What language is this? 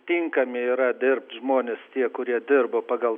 Lithuanian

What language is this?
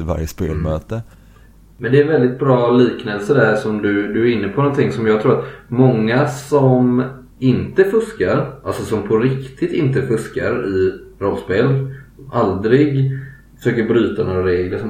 Swedish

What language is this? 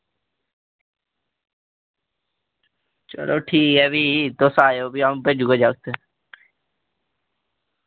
Dogri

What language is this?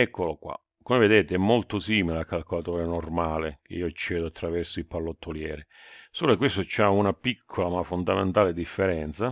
Italian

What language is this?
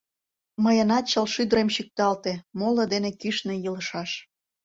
Mari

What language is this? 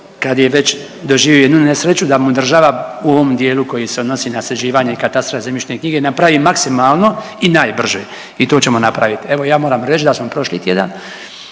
Croatian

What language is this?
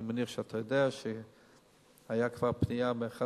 Hebrew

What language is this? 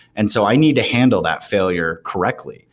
English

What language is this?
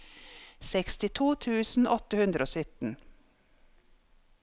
Norwegian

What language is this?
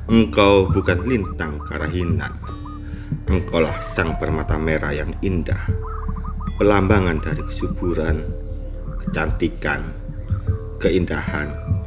Indonesian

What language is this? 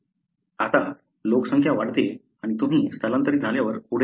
Marathi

